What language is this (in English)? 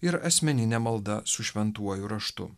Lithuanian